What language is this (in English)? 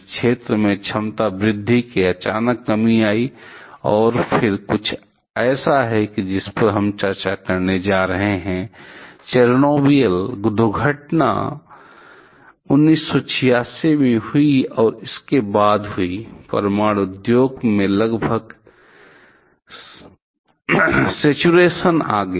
Hindi